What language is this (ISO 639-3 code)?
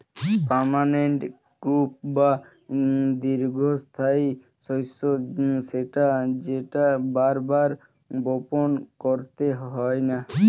ben